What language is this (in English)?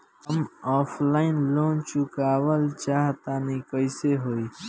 Bhojpuri